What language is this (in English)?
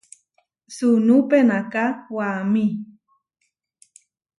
Huarijio